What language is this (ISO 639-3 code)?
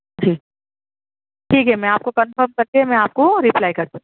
urd